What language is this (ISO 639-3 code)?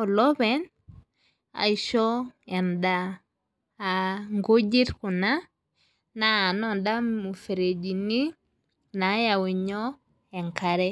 mas